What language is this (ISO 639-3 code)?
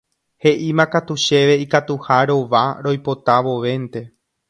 grn